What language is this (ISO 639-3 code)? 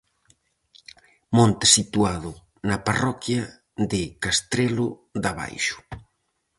glg